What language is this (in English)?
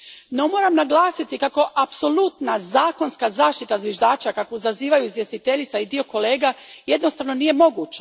Croatian